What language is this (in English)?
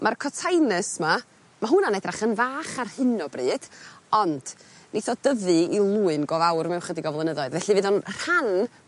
Welsh